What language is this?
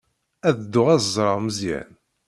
Kabyle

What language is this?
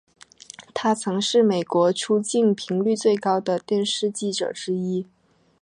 Chinese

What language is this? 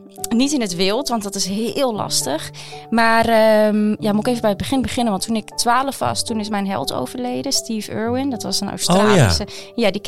Dutch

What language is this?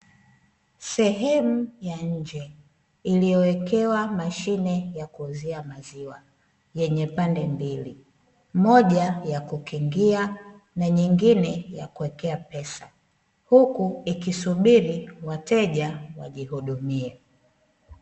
Swahili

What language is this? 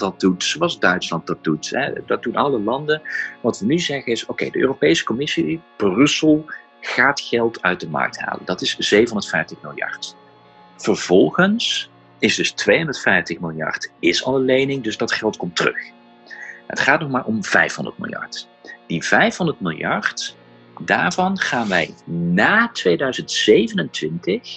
Dutch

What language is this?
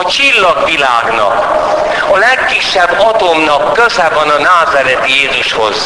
Hungarian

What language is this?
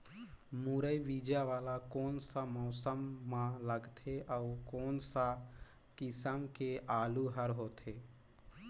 Chhattisgarhi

